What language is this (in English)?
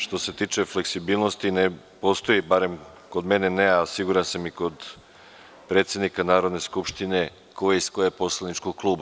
Serbian